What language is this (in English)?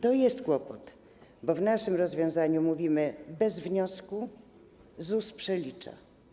Polish